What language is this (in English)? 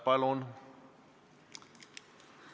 Estonian